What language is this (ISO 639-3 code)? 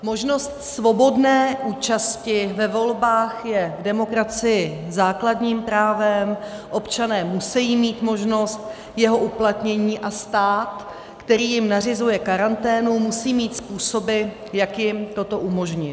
ces